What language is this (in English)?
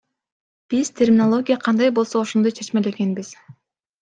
Kyrgyz